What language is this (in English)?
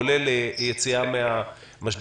Hebrew